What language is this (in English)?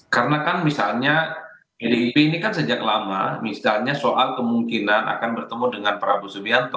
Indonesian